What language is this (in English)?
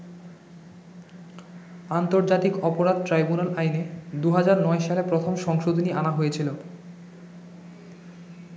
Bangla